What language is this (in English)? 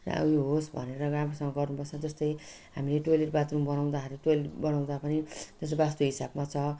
Nepali